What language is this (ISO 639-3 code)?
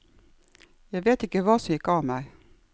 nor